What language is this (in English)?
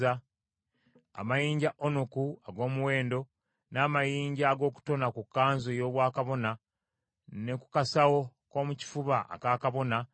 Ganda